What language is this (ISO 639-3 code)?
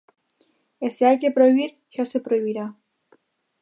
glg